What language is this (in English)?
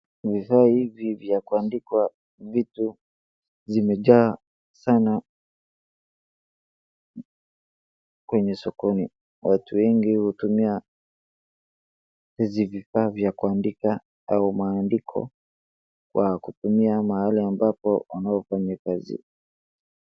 Swahili